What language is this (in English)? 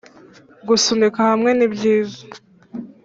Kinyarwanda